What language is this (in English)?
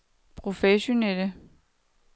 Danish